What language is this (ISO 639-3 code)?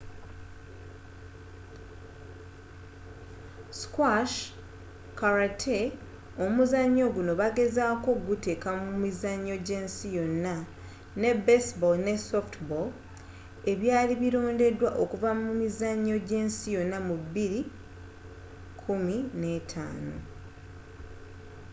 lug